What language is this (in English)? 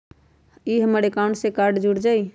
Magahi